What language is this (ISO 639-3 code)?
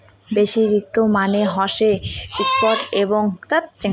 ben